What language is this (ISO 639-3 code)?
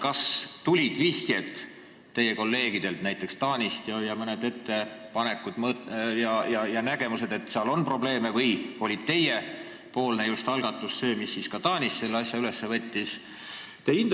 est